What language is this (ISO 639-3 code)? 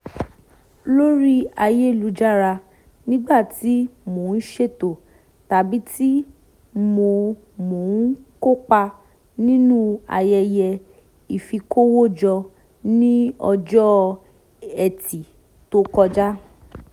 yor